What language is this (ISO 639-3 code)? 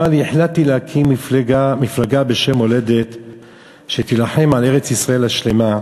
heb